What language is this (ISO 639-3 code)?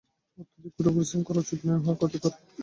ben